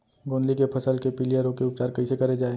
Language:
Chhattisgarhi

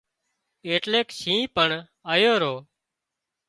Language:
Wadiyara Koli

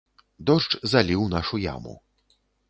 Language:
Belarusian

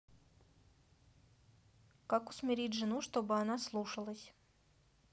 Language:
Russian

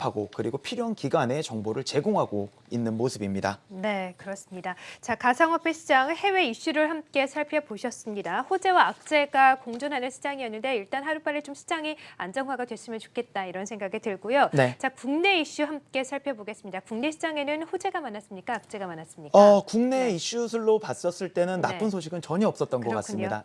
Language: Korean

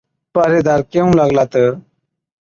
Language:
Od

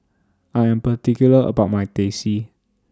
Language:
English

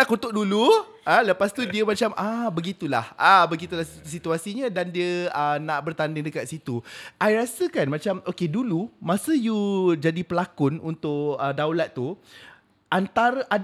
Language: Malay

